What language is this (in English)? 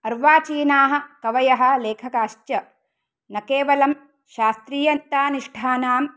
Sanskrit